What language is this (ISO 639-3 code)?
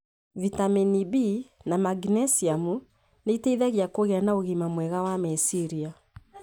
kik